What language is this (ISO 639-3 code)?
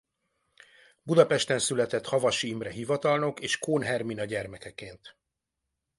hun